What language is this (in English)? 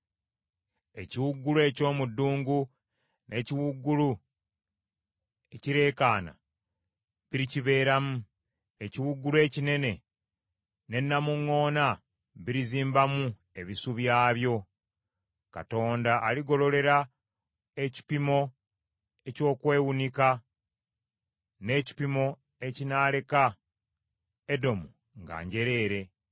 Ganda